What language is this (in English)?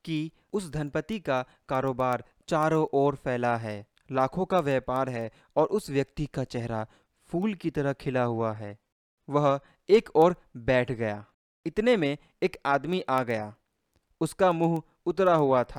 Hindi